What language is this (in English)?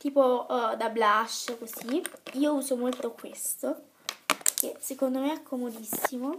Italian